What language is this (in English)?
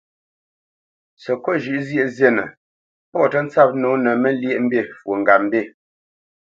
Bamenyam